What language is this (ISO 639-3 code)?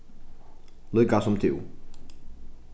fao